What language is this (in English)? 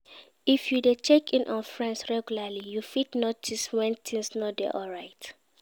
Nigerian Pidgin